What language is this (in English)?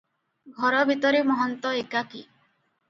Odia